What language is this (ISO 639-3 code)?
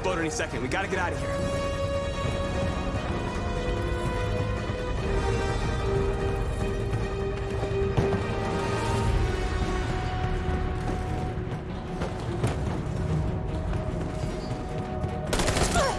eng